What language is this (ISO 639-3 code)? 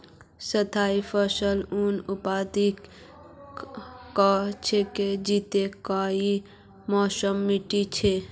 mag